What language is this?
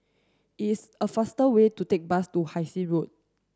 English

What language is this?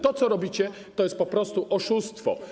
Polish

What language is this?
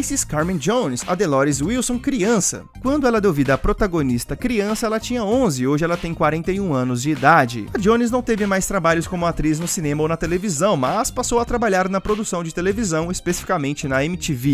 Portuguese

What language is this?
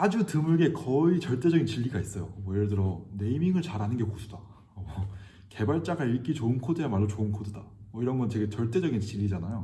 Korean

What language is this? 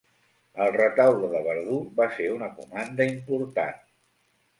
Catalan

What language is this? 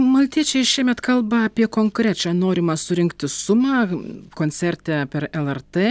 Lithuanian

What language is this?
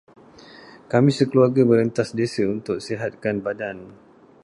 Malay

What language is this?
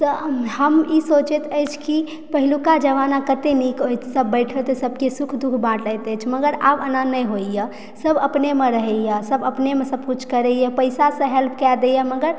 Maithili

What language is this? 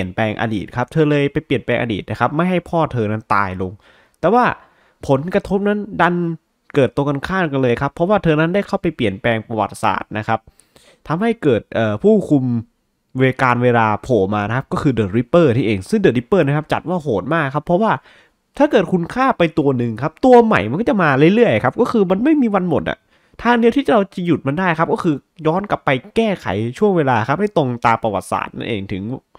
Thai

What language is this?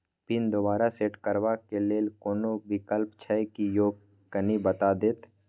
Maithili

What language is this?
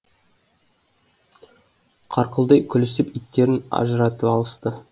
Kazakh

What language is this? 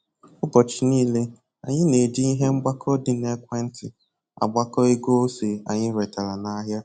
Igbo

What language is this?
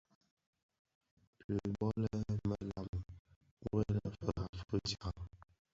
Bafia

